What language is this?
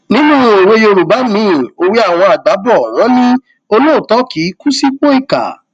Yoruba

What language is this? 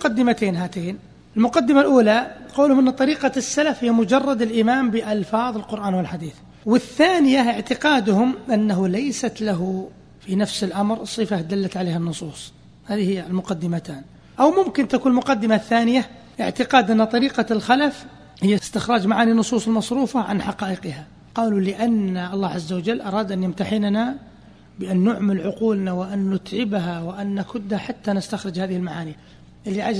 Arabic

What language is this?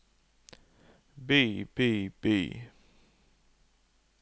Norwegian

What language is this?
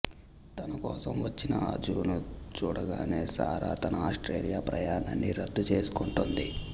Telugu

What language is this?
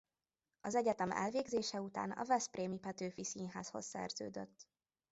Hungarian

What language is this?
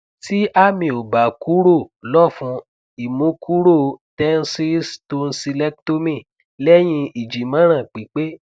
Yoruba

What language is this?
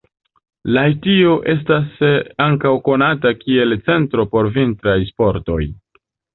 Esperanto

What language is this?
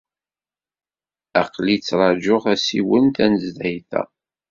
Kabyle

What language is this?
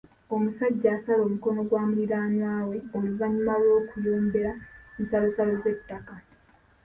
Ganda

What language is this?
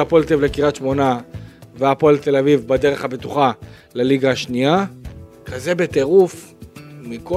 Hebrew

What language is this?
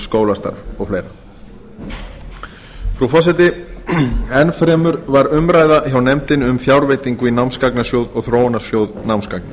Icelandic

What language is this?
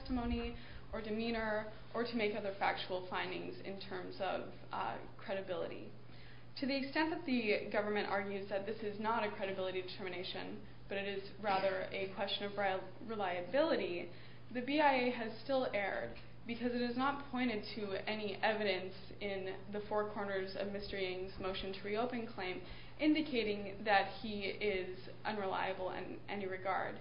English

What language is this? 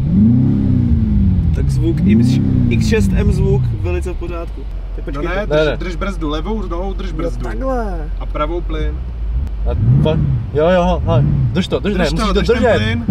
Czech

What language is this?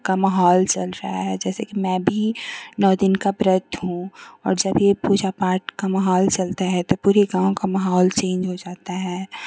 Hindi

